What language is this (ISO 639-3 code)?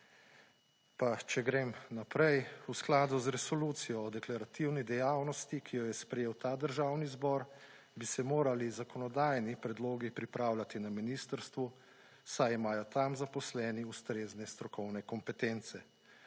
slv